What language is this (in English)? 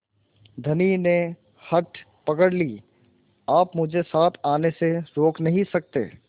Hindi